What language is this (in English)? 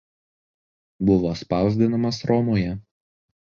Lithuanian